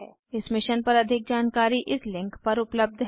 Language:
Hindi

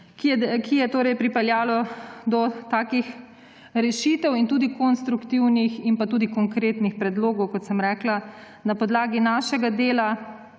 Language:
Slovenian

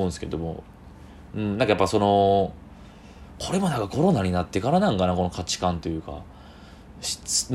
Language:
Japanese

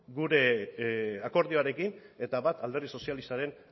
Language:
Basque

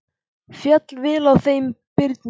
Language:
Icelandic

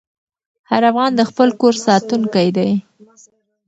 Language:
Pashto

